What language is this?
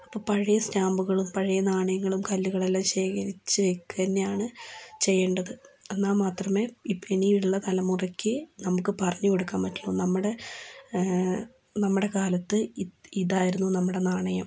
Malayalam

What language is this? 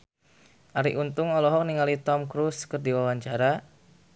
Sundanese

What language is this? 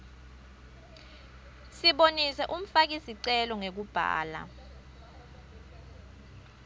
Swati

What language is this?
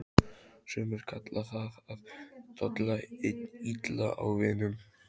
Icelandic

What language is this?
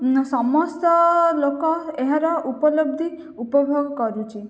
Odia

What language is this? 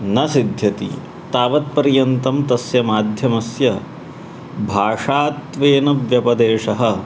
Sanskrit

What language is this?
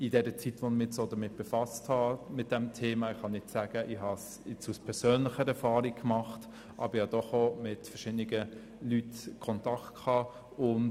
Swiss German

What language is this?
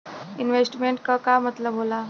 Bhojpuri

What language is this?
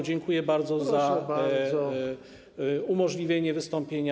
Polish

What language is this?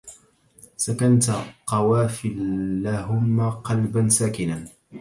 Arabic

